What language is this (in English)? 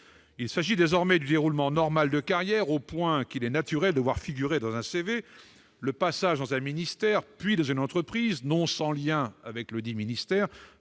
French